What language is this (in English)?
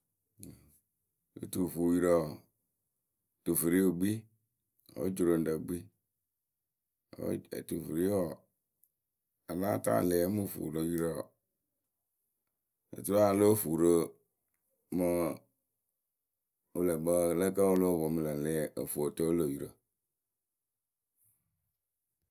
Akebu